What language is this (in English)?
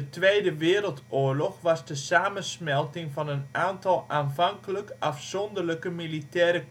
Dutch